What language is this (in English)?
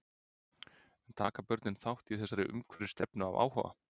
Icelandic